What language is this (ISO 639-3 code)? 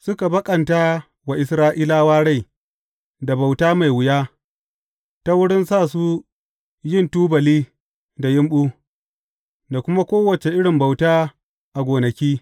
hau